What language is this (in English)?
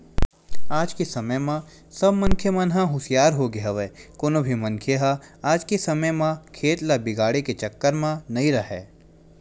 Chhattisgarhi